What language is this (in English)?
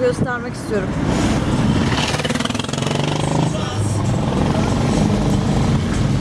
Turkish